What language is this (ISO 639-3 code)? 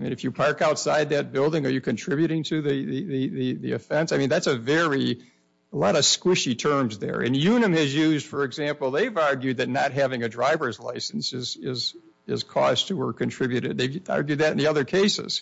eng